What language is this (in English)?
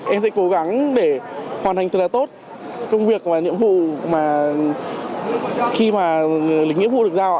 Vietnamese